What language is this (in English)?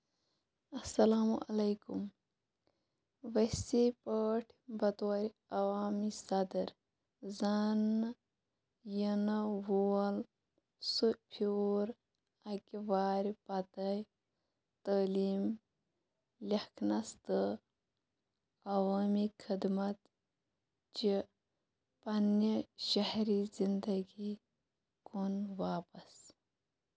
Kashmiri